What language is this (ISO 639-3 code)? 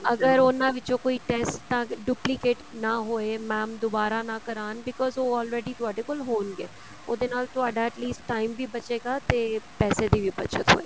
pan